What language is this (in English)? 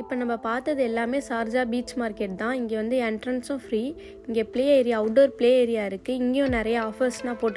Arabic